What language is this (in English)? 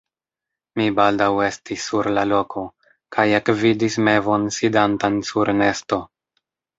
Esperanto